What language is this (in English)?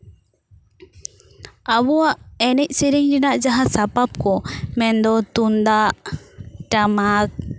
Santali